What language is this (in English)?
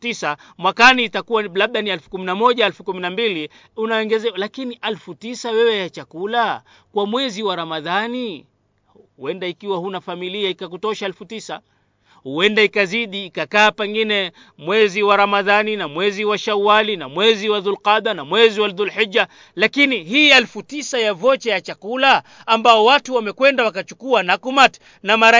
Swahili